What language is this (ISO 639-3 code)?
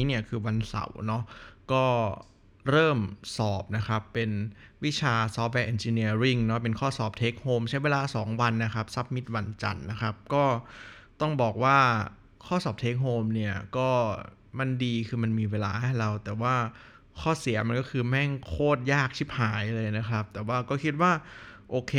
tha